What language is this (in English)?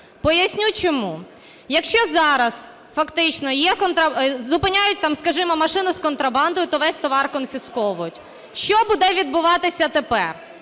Ukrainian